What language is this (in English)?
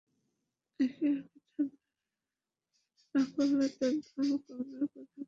Bangla